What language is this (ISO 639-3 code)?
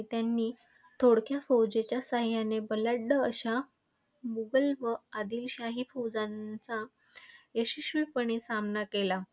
mar